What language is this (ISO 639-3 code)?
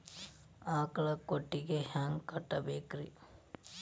kan